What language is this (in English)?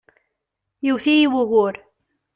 Kabyle